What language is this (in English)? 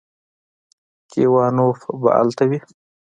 Pashto